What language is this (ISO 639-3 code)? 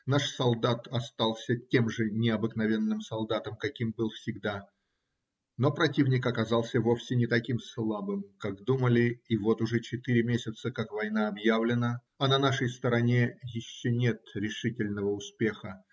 rus